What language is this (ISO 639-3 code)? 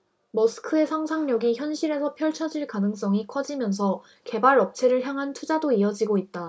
kor